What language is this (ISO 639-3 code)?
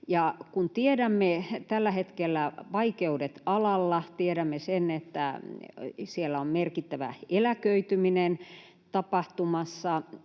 fin